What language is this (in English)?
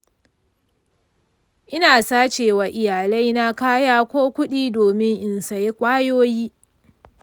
Hausa